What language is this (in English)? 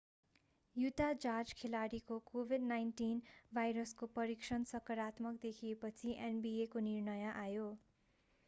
Nepali